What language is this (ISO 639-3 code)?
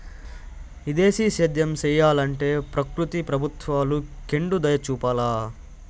tel